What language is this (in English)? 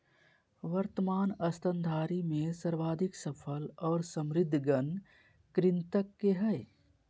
Magahi